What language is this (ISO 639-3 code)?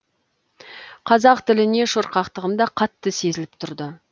kaz